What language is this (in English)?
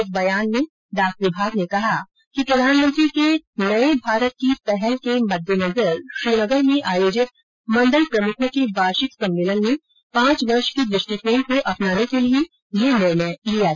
Hindi